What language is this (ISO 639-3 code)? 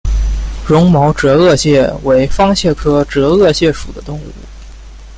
zho